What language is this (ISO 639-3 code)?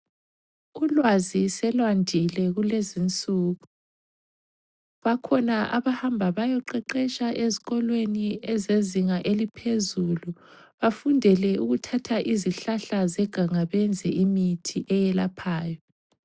nde